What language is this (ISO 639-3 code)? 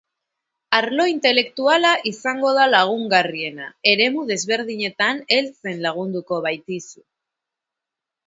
eus